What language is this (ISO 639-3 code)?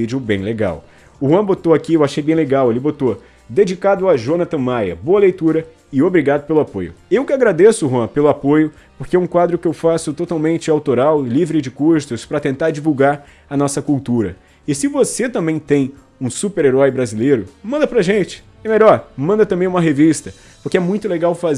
por